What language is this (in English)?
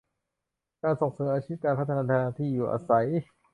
Thai